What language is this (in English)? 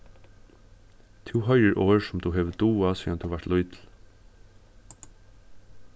Faroese